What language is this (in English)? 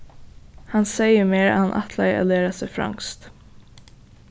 Faroese